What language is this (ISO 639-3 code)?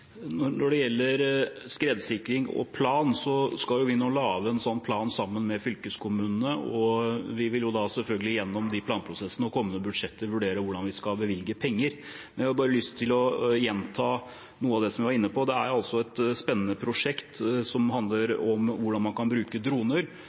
nor